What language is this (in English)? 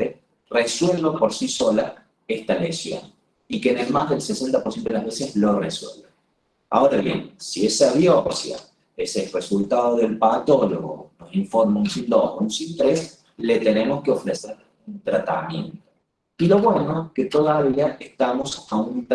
Spanish